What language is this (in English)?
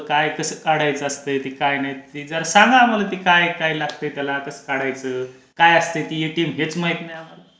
Marathi